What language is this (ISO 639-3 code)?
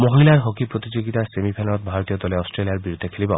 asm